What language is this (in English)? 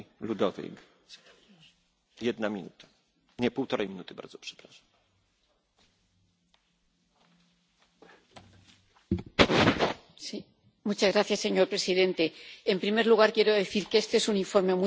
Spanish